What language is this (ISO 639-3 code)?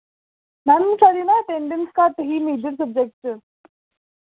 doi